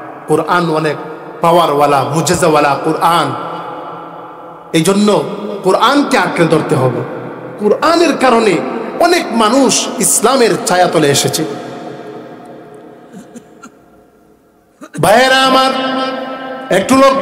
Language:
Arabic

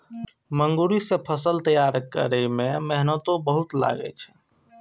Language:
Maithili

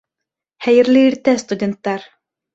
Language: Bashkir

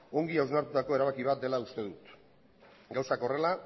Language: Basque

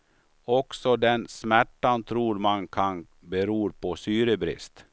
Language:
Swedish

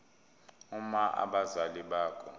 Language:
Zulu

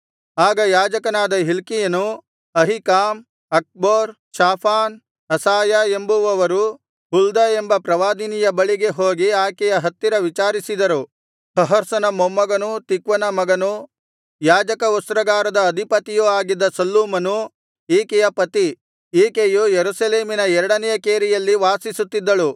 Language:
Kannada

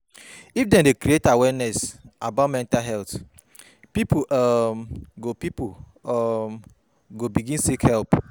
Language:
Nigerian Pidgin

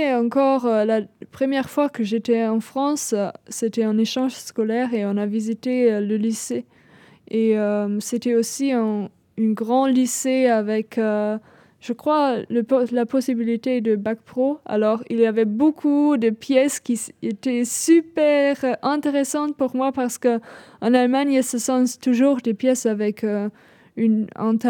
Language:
French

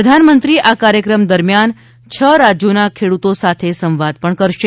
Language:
Gujarati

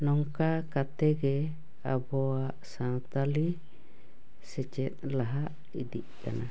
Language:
Santali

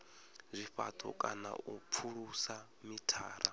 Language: Venda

